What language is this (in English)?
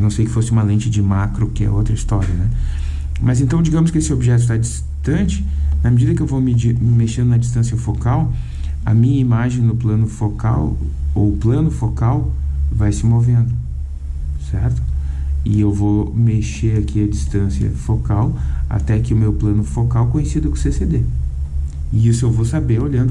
Portuguese